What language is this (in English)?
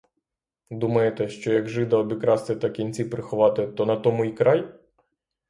Ukrainian